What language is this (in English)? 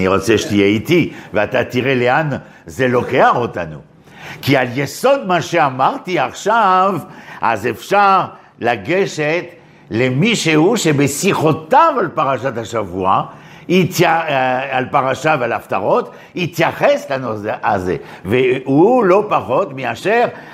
Hebrew